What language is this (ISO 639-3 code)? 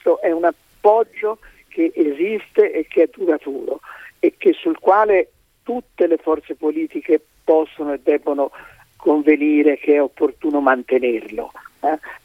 ita